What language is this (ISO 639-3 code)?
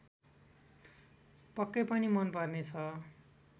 nep